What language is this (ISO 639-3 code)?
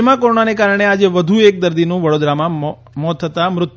guj